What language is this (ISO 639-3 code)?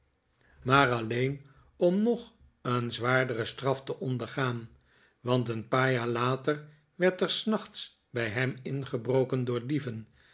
nld